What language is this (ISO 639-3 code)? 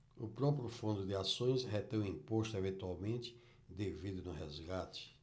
por